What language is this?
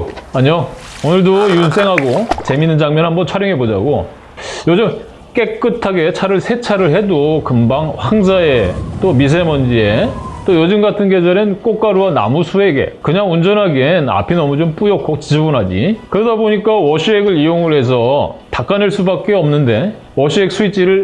Korean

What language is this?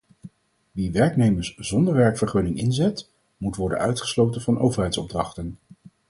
Dutch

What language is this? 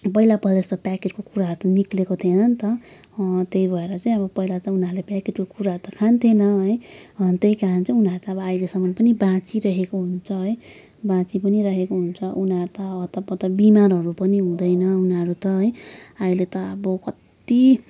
Nepali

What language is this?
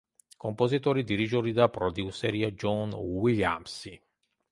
Georgian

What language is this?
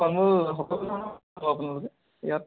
Assamese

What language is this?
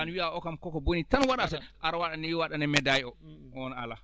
Fula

